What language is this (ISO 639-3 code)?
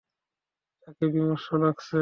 ben